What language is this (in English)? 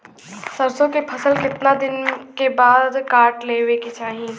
Bhojpuri